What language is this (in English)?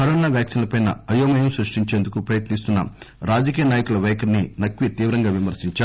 Telugu